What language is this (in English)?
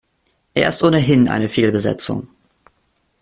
German